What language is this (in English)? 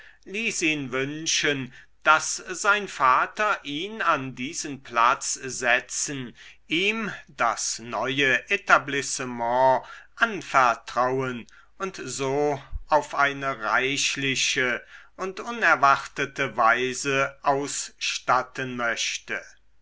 German